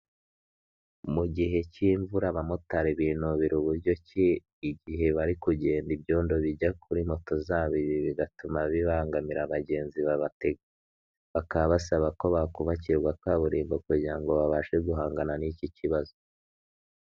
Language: Kinyarwanda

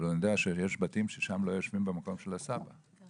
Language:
Hebrew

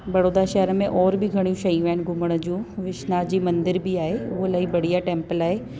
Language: Sindhi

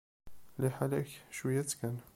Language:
Kabyle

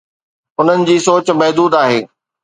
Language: Sindhi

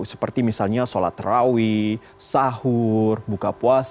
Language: Indonesian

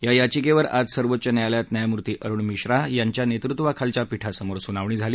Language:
Marathi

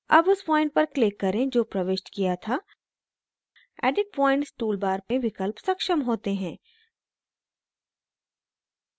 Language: Hindi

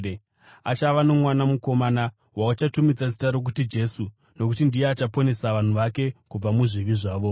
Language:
Shona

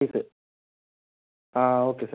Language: Malayalam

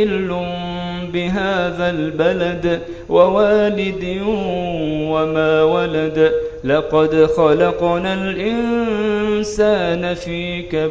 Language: Arabic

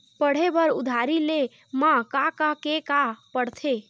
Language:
Chhattisgarhi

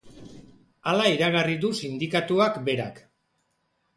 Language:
Basque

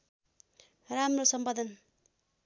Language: Nepali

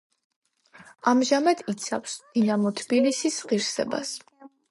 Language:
Georgian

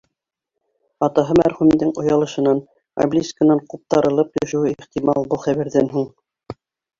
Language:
Bashkir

